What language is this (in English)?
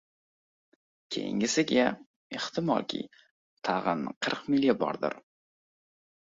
Uzbek